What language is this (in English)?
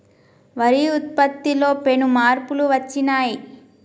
Telugu